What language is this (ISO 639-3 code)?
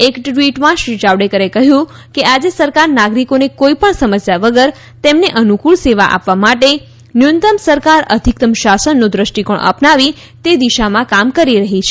guj